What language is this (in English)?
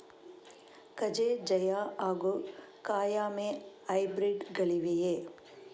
Kannada